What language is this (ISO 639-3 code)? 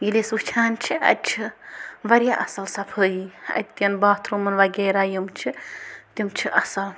kas